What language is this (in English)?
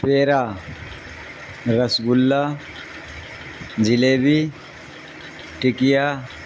Urdu